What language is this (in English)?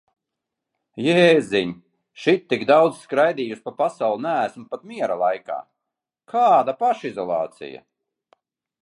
Latvian